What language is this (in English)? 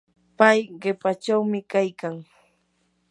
Yanahuanca Pasco Quechua